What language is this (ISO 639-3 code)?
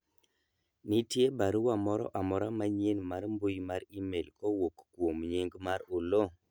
luo